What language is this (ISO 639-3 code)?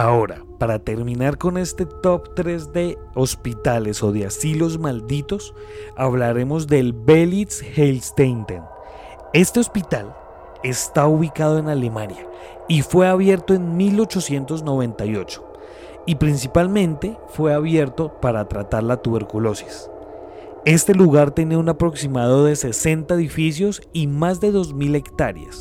spa